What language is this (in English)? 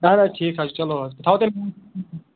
Kashmiri